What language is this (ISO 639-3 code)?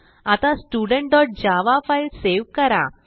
mar